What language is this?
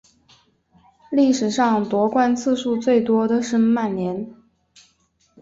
Chinese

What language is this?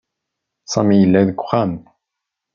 Kabyle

